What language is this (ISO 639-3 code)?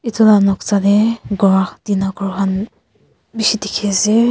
nag